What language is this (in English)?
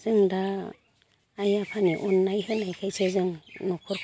Bodo